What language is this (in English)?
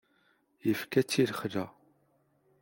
Kabyle